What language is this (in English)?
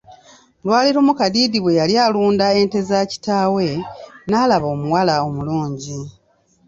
Ganda